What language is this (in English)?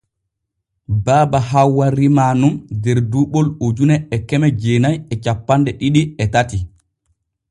Borgu Fulfulde